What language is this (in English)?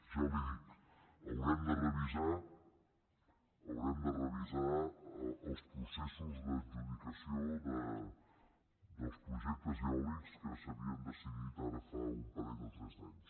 Catalan